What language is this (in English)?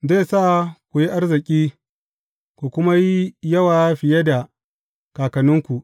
Hausa